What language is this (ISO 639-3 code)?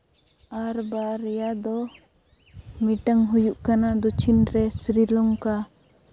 sat